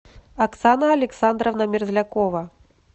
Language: Russian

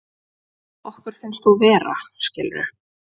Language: Icelandic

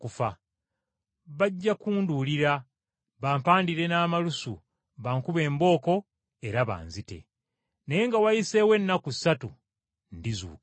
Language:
Ganda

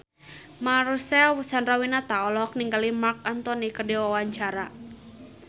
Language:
Sundanese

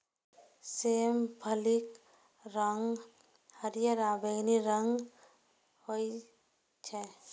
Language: Maithili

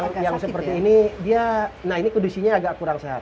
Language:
Indonesian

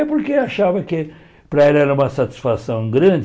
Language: Portuguese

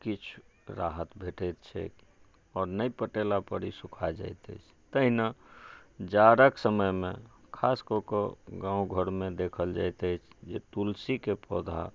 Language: Maithili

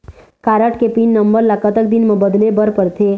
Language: Chhattisgarhi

